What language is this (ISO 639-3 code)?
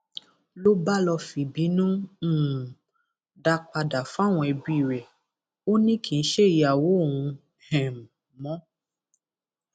yor